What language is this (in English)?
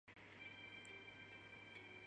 Chinese